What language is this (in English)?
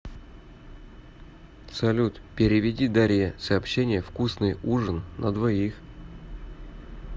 Russian